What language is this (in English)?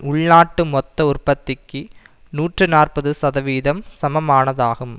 Tamil